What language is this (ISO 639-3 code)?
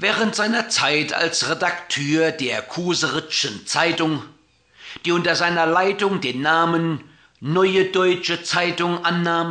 deu